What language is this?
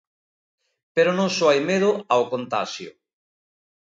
Galician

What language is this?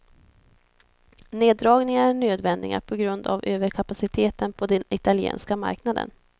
Swedish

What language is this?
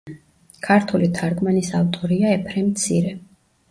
Georgian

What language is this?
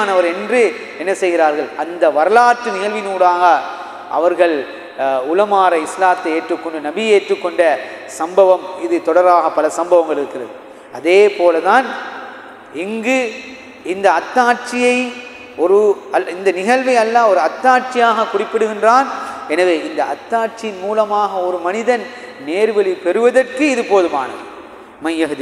Arabic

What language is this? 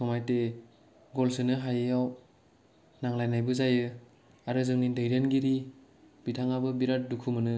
Bodo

